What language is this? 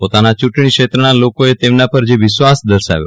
Gujarati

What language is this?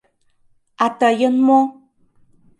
Mari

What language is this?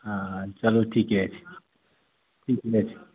Maithili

